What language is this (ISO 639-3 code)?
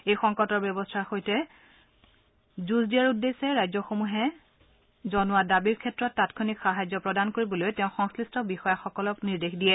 asm